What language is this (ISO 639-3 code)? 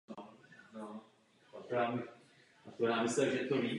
ces